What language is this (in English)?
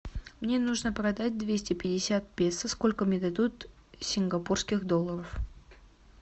Russian